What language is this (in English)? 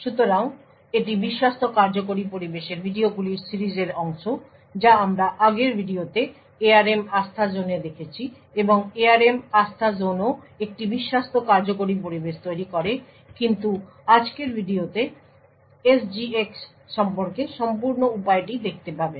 Bangla